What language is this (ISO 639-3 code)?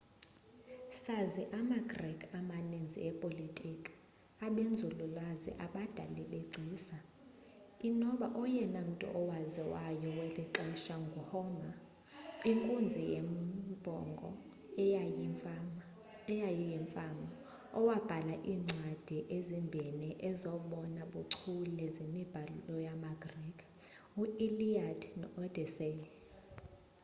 xho